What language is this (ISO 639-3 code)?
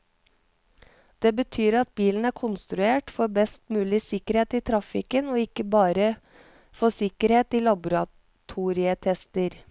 nor